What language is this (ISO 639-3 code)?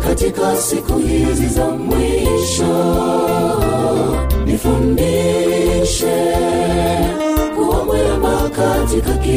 swa